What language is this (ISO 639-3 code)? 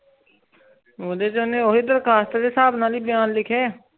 pan